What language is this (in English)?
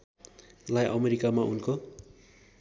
Nepali